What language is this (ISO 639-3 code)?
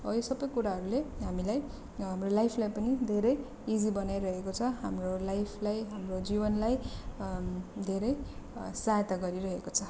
nep